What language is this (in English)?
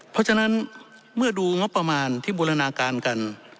Thai